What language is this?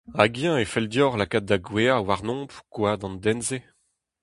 Breton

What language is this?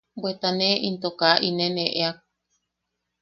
Yaqui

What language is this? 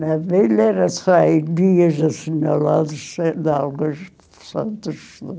Portuguese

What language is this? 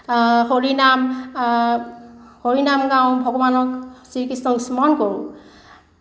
Assamese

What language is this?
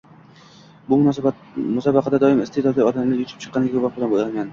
Uzbek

